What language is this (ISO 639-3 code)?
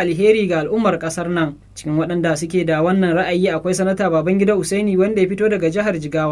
ind